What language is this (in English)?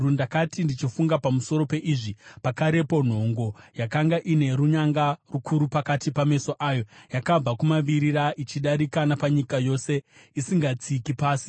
Shona